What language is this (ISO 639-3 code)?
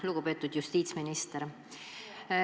est